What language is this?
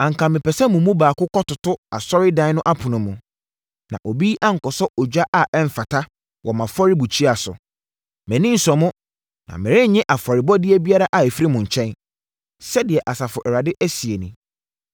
Akan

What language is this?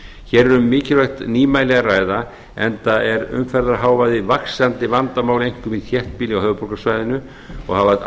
Icelandic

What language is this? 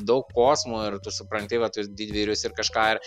Lithuanian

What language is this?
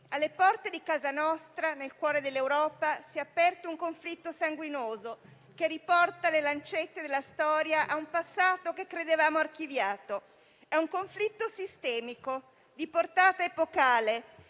Italian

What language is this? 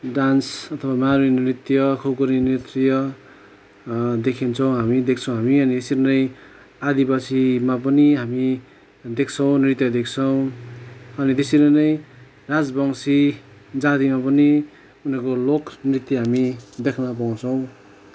Nepali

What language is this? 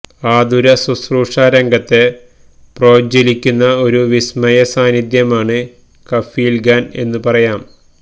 Malayalam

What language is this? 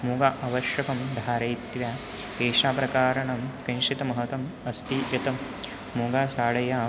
Sanskrit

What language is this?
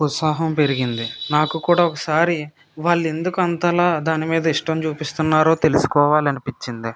Telugu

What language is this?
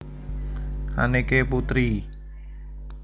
Javanese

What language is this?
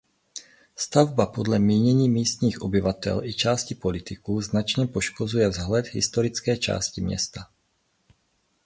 Czech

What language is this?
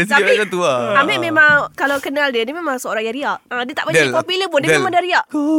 Malay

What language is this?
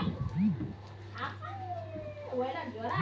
Magahi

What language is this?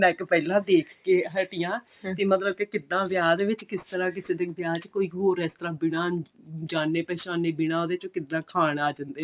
Punjabi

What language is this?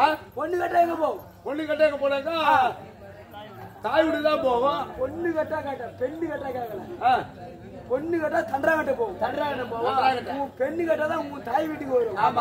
Tamil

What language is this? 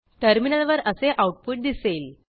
Marathi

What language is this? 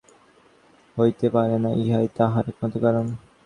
Bangla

